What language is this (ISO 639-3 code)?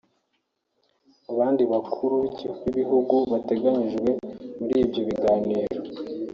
kin